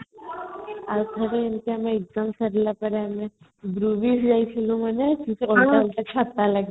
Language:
Odia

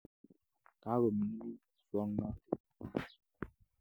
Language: Kalenjin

